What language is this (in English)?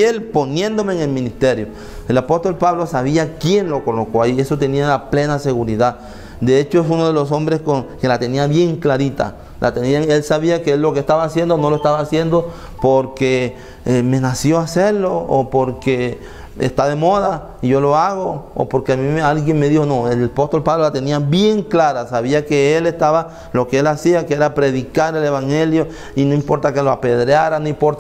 Spanish